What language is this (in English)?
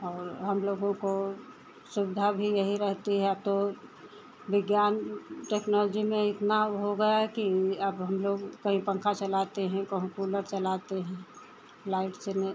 Hindi